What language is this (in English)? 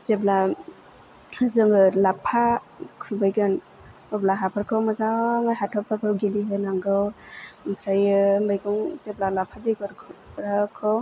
Bodo